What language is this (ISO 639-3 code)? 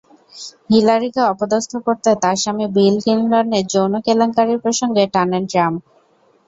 ben